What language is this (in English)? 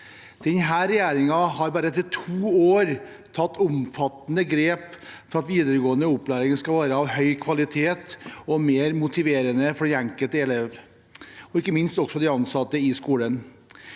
Norwegian